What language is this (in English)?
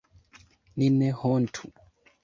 Esperanto